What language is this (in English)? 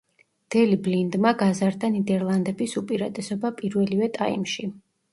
Georgian